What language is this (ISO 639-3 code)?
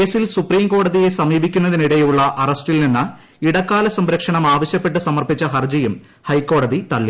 mal